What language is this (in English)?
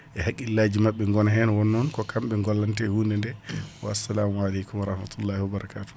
Fula